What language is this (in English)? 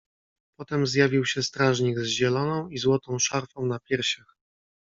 Polish